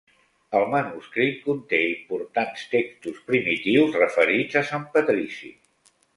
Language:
Catalan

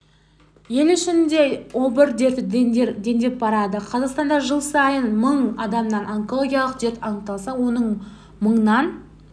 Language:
Kazakh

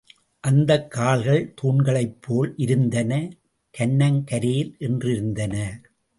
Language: Tamil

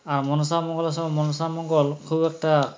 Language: Bangla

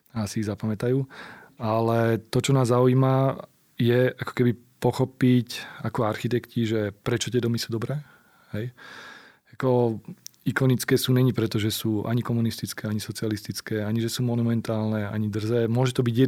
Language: Slovak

